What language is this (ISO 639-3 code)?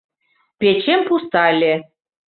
chm